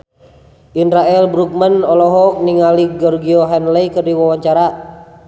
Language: Sundanese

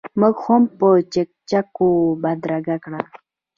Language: Pashto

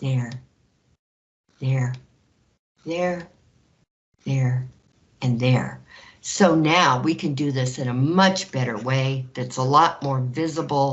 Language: English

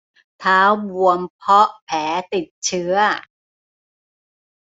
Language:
Thai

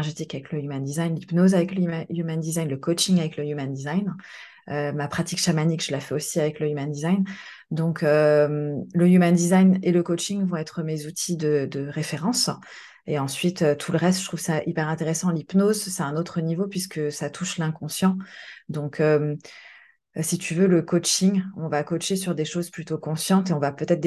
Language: French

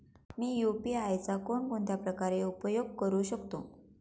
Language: Marathi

